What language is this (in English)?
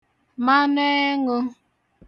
Igbo